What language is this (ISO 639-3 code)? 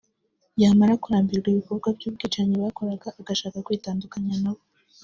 kin